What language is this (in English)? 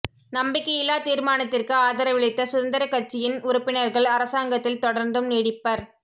Tamil